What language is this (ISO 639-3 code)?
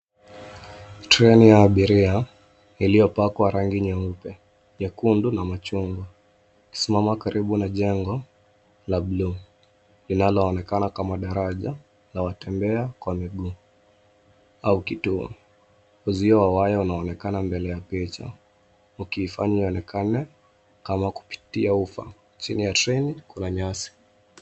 swa